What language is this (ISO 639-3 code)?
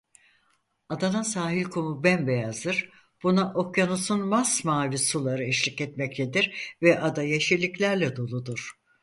tur